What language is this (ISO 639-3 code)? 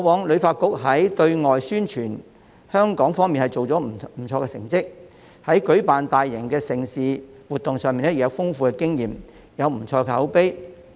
yue